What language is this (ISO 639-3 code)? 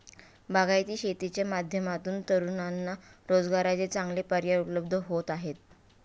mar